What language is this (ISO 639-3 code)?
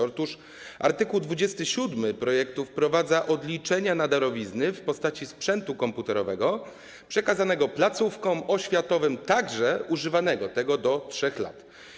pol